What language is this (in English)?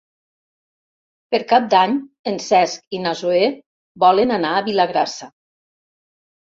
Catalan